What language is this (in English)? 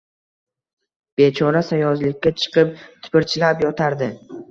Uzbek